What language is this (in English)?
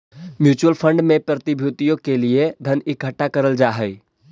Magahi